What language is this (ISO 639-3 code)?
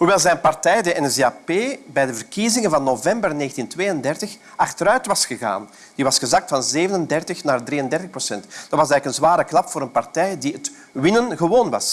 nld